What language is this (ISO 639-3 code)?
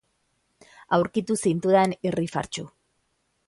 eus